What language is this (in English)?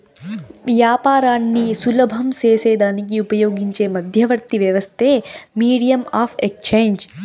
Telugu